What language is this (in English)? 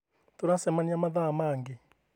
Kikuyu